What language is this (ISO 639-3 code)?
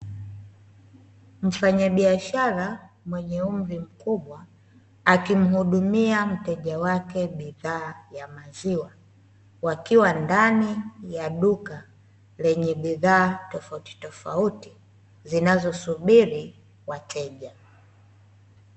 swa